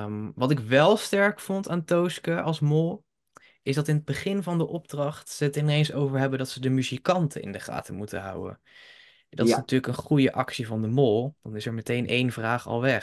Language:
Dutch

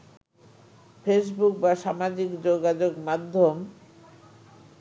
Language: Bangla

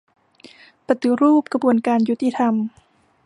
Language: Thai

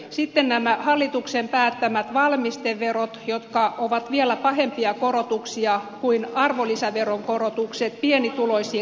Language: Finnish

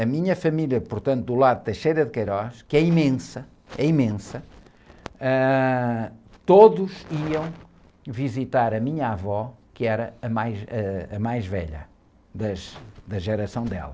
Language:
Portuguese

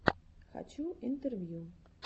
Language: Russian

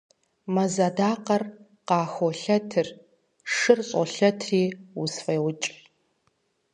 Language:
Kabardian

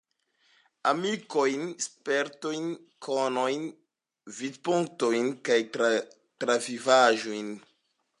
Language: Esperanto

